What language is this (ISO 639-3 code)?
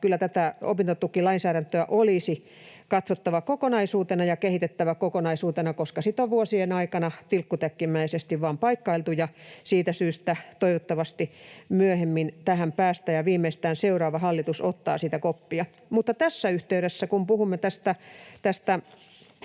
fin